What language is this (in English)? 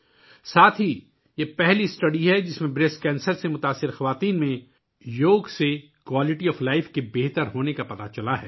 Urdu